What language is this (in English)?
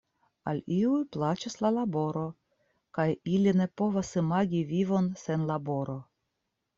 Esperanto